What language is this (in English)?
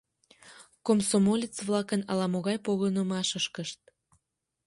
Mari